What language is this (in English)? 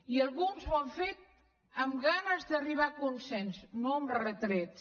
Catalan